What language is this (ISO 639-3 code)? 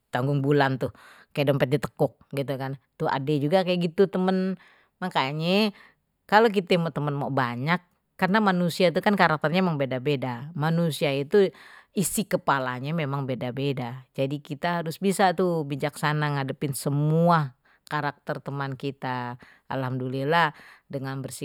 bew